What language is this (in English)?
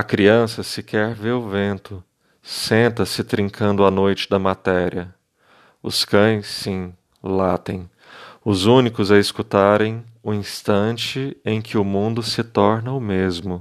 Portuguese